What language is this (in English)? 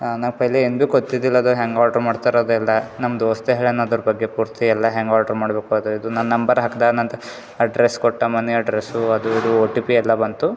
Kannada